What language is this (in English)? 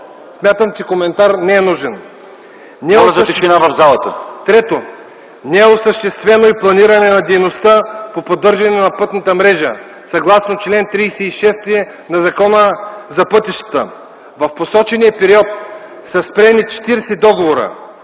Bulgarian